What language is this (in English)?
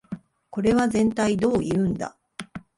Japanese